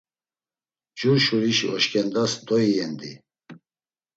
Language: Laz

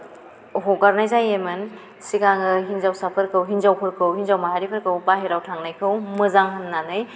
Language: Bodo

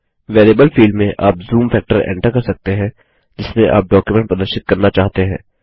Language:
Hindi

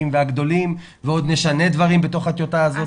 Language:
Hebrew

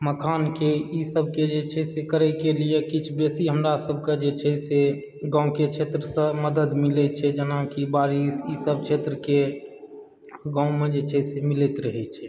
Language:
Maithili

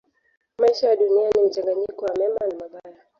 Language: Swahili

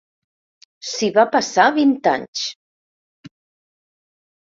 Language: Catalan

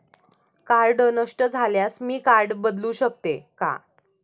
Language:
Marathi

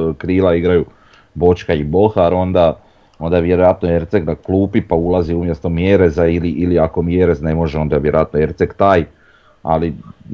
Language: Croatian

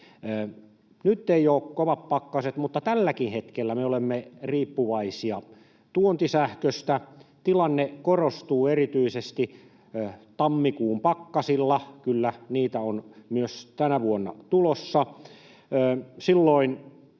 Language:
Finnish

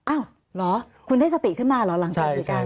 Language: Thai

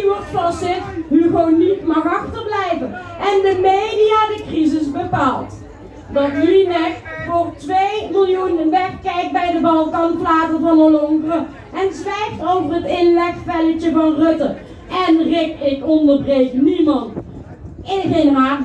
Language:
Dutch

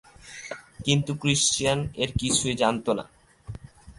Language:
Bangla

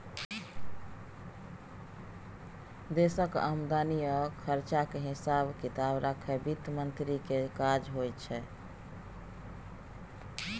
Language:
Maithili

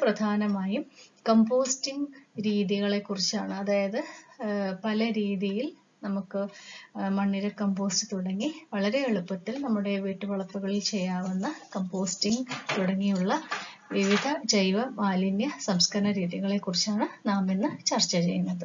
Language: Hindi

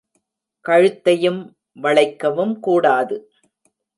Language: Tamil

